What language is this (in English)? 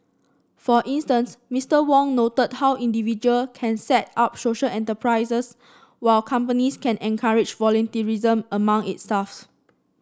English